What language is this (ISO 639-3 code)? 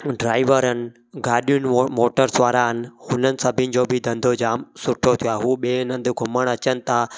snd